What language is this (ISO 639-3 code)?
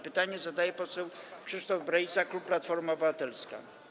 pol